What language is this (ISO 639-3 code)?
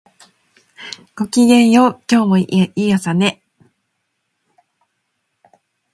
jpn